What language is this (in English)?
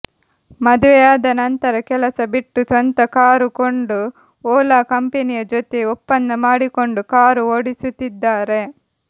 Kannada